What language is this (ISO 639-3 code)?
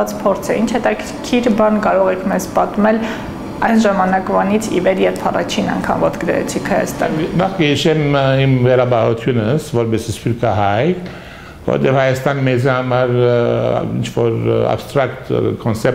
ron